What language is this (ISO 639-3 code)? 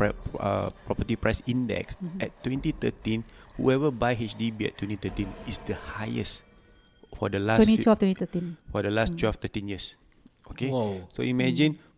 msa